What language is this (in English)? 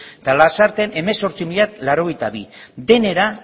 Basque